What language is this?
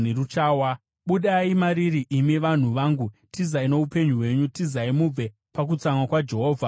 Shona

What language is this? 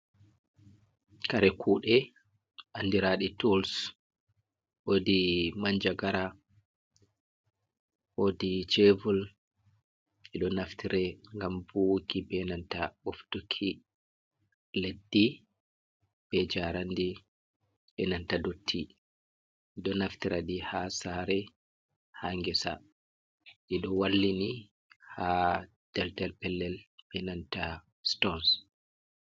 Fula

